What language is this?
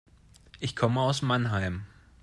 German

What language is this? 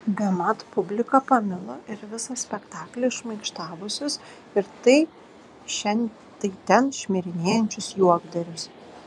Lithuanian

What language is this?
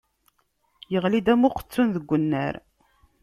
Kabyle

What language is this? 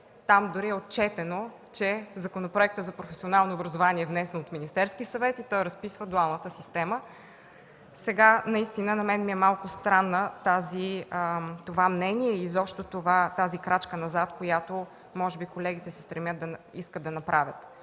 Bulgarian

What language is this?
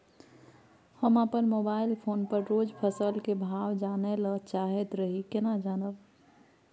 Maithili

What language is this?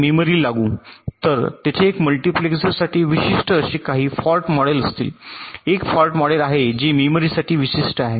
Marathi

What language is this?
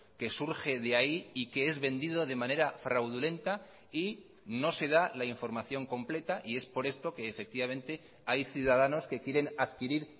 Spanish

